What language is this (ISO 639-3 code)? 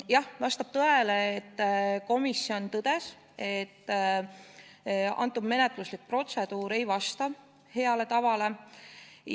est